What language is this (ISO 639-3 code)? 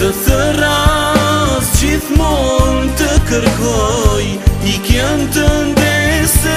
ron